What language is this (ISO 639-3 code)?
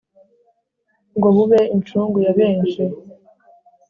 kin